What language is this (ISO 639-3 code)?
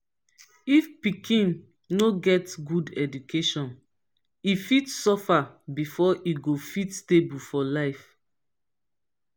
pcm